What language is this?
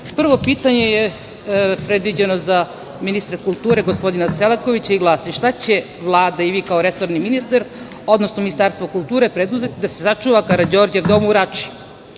Serbian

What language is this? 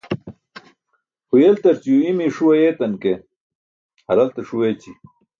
Burushaski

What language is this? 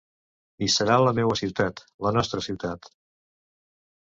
Catalan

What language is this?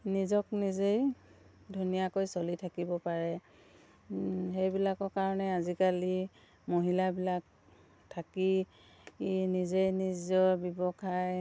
Assamese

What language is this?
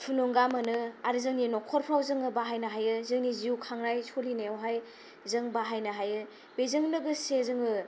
Bodo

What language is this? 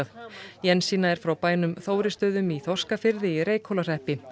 Icelandic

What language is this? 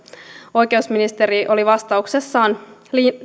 Finnish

